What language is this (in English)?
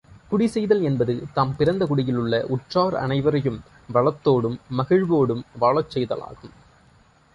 Tamil